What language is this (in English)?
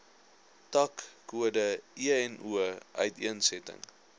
Afrikaans